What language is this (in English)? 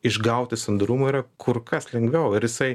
Lithuanian